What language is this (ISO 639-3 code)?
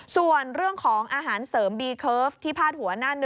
tha